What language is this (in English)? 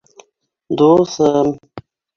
Bashkir